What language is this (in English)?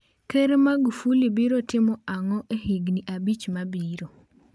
Luo (Kenya and Tanzania)